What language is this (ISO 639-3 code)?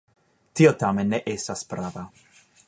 epo